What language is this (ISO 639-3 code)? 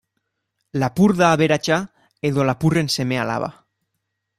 eus